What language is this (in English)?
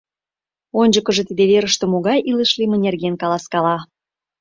Mari